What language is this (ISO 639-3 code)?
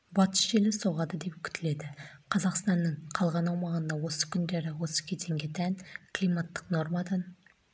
kaz